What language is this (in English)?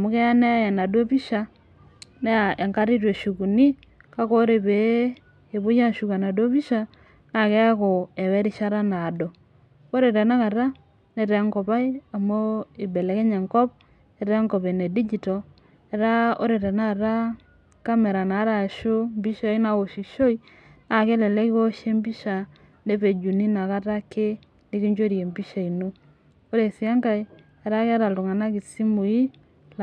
Masai